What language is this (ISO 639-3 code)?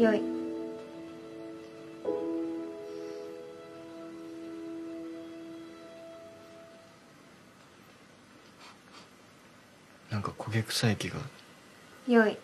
jpn